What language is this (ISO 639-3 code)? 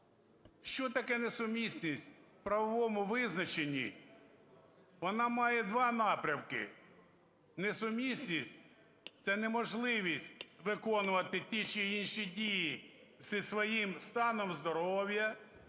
ukr